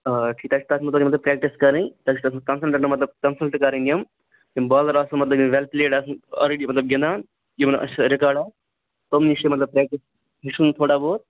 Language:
Kashmiri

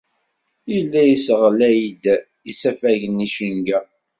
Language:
Kabyle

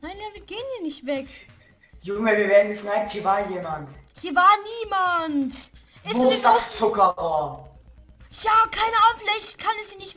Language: German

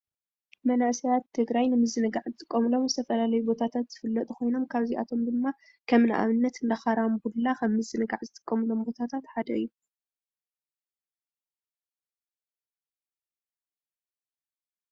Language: Tigrinya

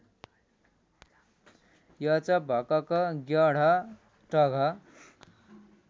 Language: Nepali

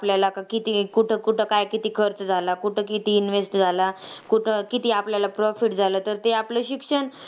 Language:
Marathi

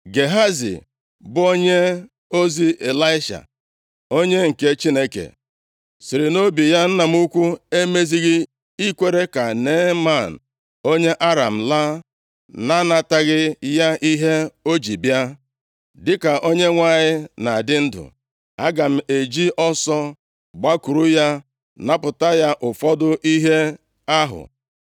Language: Igbo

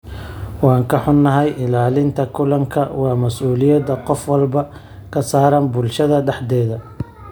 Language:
Somali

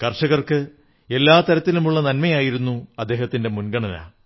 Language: Malayalam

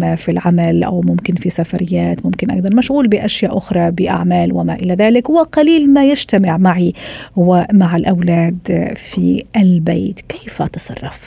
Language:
Arabic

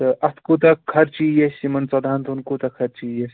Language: Kashmiri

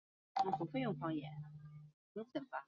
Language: Chinese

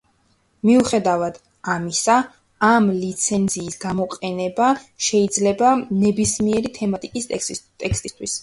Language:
Georgian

